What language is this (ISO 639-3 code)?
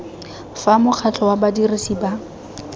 tsn